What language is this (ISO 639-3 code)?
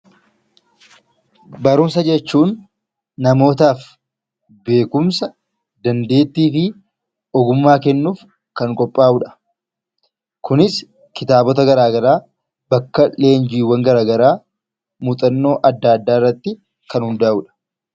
orm